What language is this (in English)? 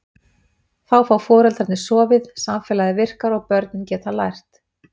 Icelandic